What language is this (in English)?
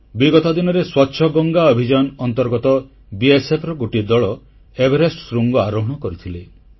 Odia